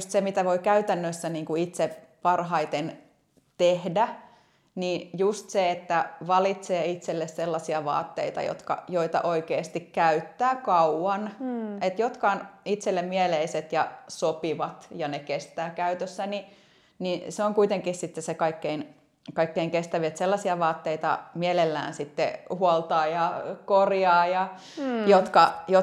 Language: Finnish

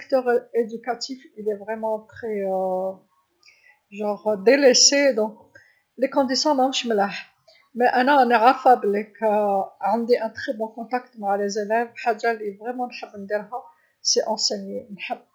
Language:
Algerian Arabic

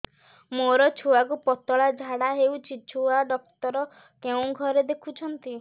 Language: Odia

